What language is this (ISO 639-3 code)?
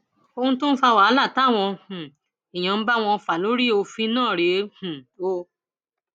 yor